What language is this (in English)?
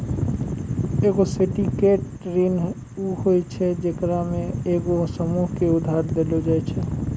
Maithili